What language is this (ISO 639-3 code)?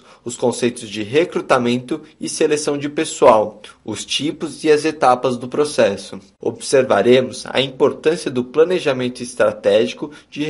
por